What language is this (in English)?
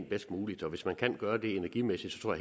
Danish